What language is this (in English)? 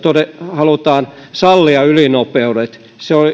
Finnish